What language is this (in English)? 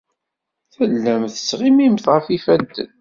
Kabyle